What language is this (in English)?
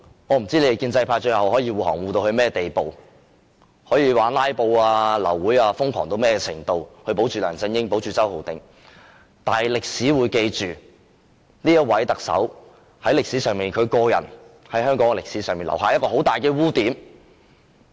Cantonese